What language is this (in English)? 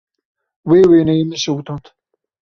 Kurdish